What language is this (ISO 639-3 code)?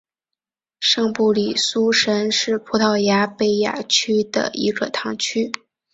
zho